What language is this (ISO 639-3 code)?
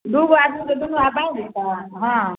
mai